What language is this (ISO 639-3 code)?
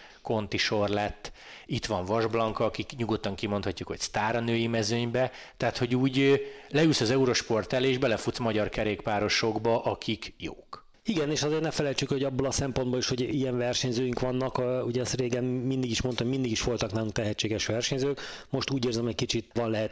hun